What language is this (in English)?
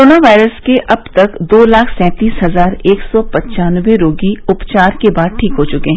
Hindi